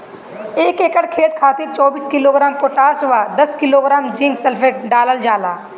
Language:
Bhojpuri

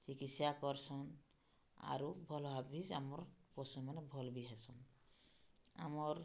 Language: Odia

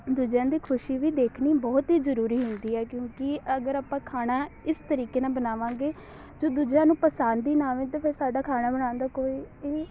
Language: Punjabi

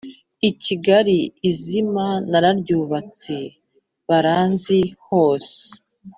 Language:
Kinyarwanda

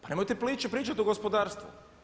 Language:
Croatian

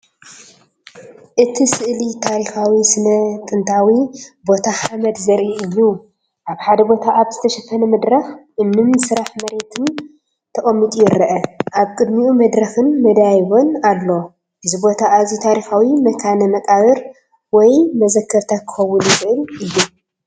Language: Tigrinya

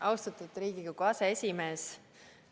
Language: Estonian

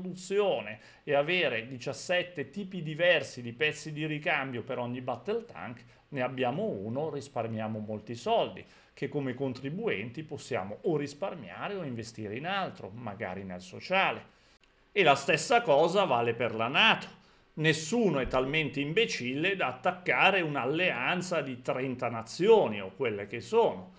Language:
Italian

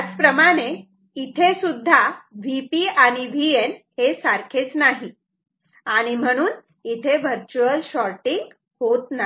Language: Marathi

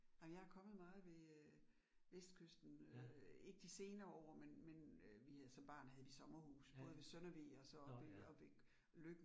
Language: Danish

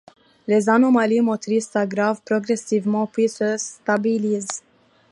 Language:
French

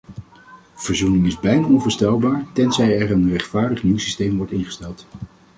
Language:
Dutch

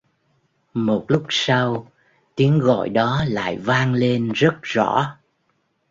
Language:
Vietnamese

